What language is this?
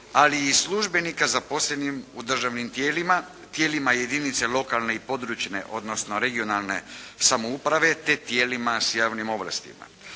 Croatian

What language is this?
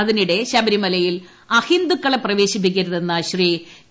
Malayalam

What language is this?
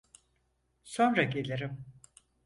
Turkish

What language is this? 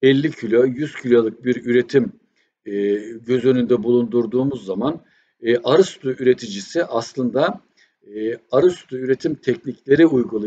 Turkish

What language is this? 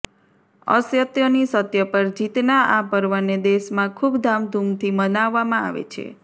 Gujarati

